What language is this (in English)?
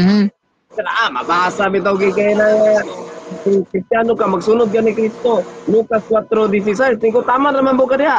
Filipino